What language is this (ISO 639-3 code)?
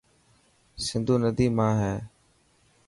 mki